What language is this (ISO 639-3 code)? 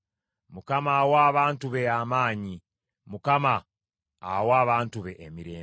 lug